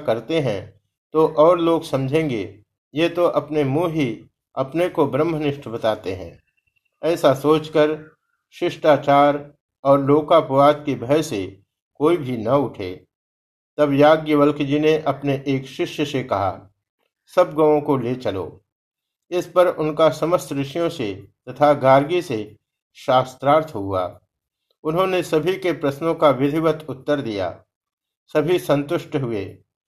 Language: Hindi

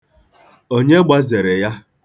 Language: Igbo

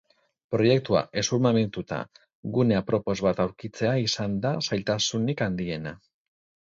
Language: Basque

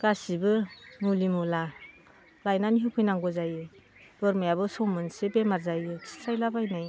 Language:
Bodo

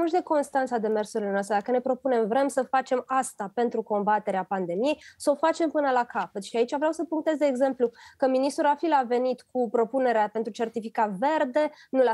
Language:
Romanian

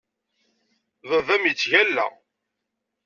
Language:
Kabyle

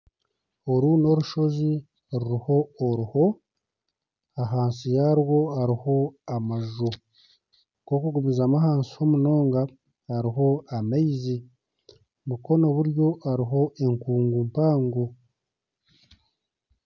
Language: Nyankole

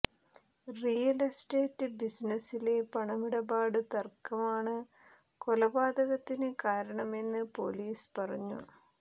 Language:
Malayalam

